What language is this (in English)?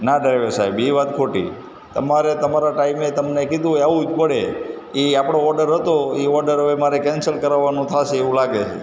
Gujarati